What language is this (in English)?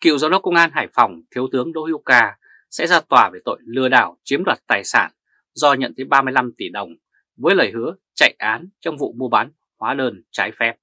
Vietnamese